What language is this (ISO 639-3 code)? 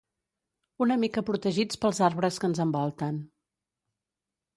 cat